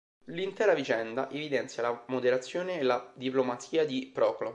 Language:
Italian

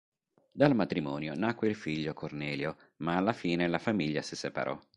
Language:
Italian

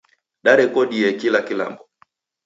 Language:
Taita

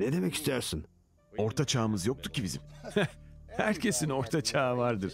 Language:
Turkish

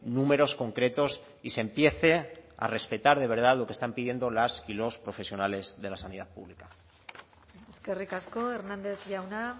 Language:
Spanish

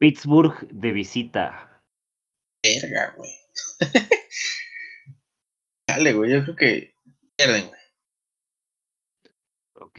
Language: Spanish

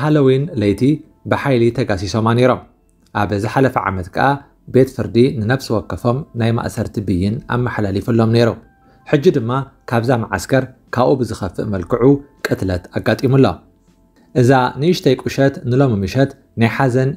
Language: Arabic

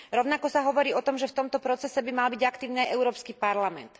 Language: Slovak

